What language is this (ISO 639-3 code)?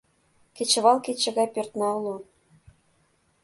chm